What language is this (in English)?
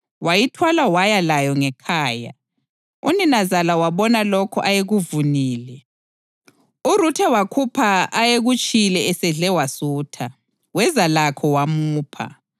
North Ndebele